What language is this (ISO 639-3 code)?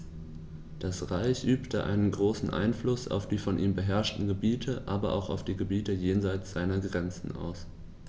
deu